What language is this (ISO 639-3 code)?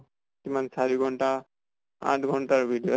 asm